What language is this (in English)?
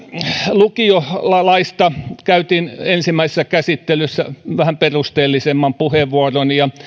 Finnish